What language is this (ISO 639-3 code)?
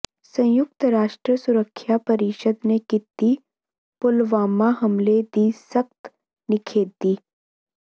pan